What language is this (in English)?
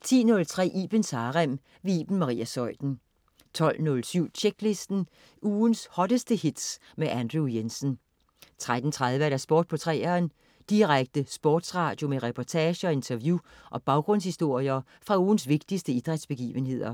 Danish